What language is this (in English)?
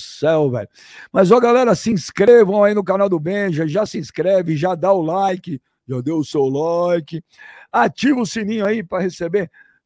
Portuguese